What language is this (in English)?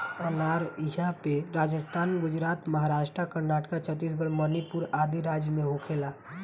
Bhojpuri